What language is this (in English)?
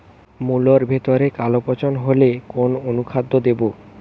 Bangla